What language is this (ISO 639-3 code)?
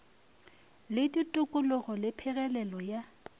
nso